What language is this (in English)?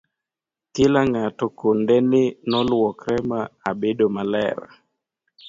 Luo (Kenya and Tanzania)